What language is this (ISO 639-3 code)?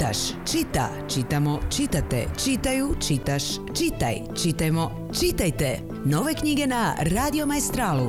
hrv